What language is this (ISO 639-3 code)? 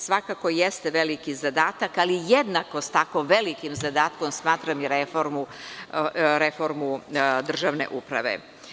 srp